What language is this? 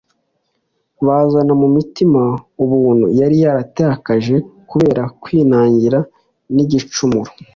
Kinyarwanda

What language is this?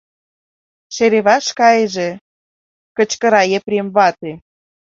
Mari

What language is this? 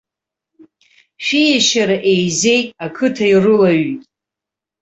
Abkhazian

